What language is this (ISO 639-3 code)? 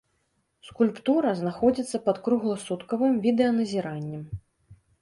bel